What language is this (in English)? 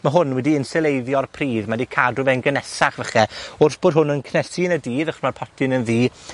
Welsh